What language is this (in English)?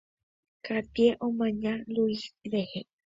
Guarani